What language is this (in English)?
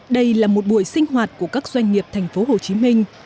Vietnamese